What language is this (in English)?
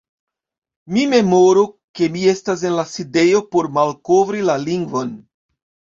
Esperanto